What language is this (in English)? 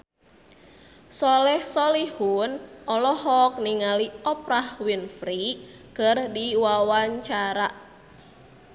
Sundanese